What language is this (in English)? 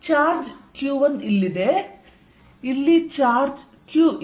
Kannada